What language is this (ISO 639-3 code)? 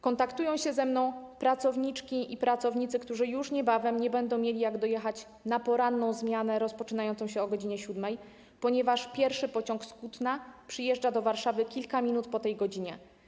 pol